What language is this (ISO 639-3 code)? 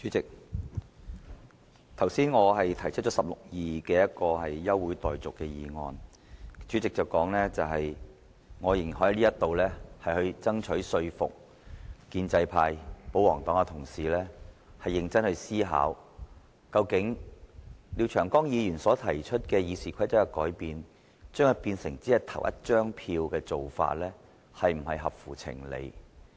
yue